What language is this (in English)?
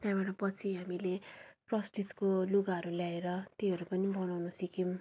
Nepali